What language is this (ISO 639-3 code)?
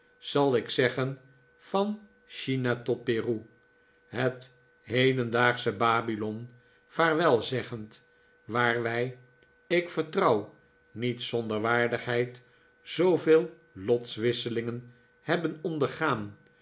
nld